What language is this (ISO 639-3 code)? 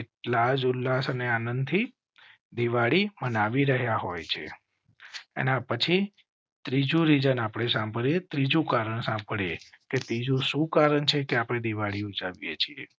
guj